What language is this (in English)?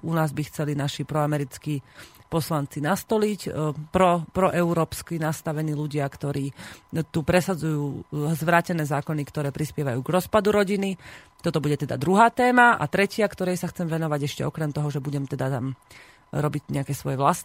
Slovak